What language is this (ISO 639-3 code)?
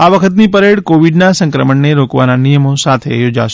guj